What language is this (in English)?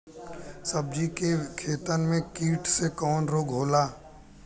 Bhojpuri